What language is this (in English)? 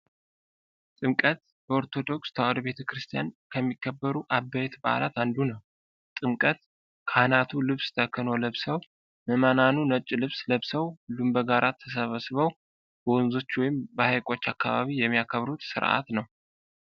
Amharic